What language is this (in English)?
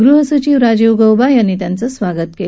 Marathi